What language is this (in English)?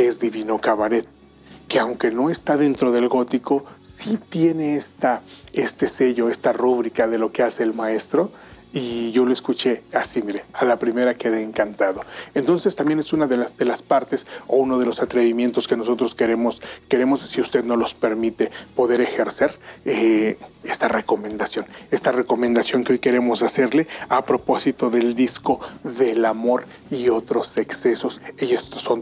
Spanish